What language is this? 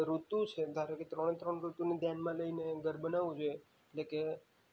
Gujarati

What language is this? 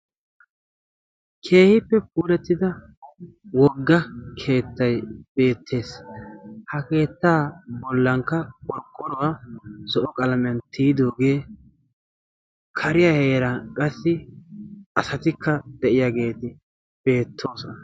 Wolaytta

